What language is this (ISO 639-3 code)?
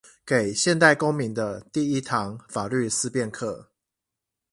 zho